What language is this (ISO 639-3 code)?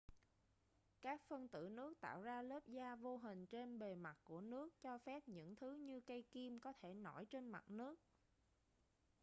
vie